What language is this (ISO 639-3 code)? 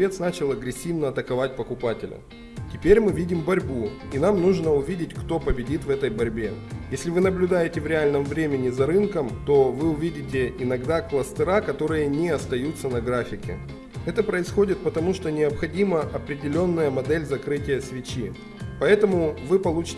rus